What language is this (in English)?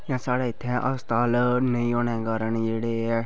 Dogri